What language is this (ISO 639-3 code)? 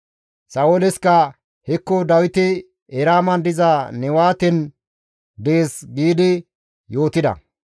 gmv